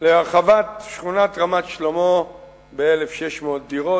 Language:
Hebrew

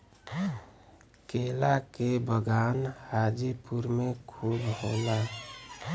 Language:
Bhojpuri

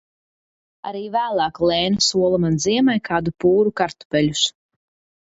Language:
Latvian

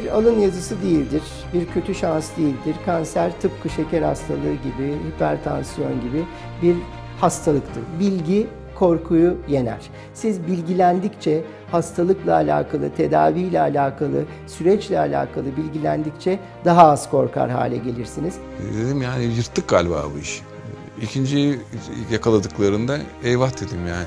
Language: Turkish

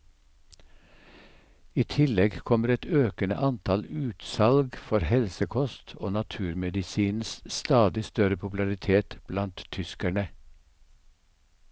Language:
Norwegian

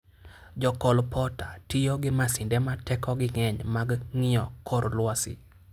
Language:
Luo (Kenya and Tanzania)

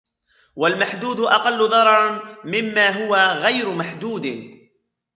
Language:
Arabic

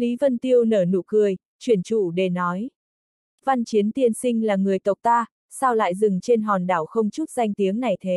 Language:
Vietnamese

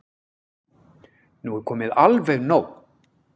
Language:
Icelandic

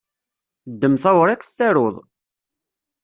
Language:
Kabyle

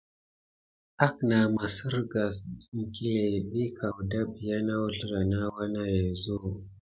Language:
Gidar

